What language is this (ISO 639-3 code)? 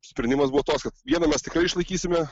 lit